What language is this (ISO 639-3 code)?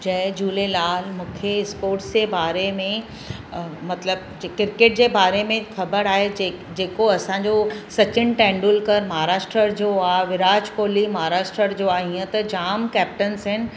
snd